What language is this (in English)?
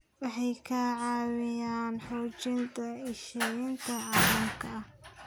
Somali